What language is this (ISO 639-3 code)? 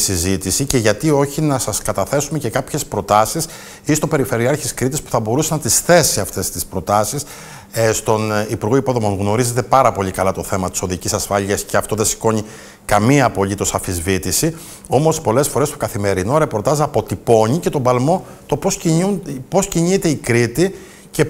ell